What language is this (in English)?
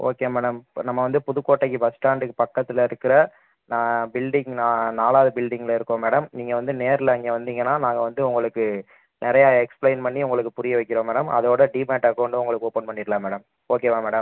Tamil